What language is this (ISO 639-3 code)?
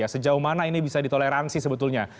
ind